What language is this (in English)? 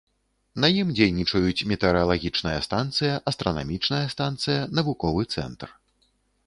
Belarusian